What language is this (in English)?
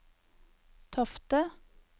Norwegian